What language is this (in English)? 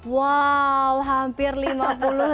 Indonesian